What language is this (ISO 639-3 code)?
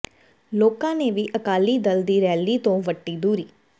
pan